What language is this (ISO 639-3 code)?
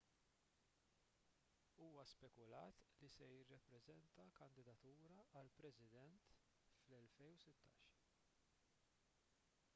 mlt